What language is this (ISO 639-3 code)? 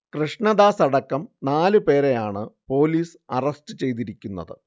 mal